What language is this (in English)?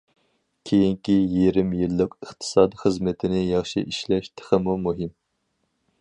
Uyghur